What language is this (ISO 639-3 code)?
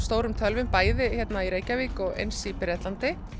isl